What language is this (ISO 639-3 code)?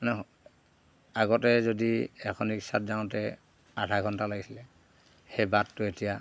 asm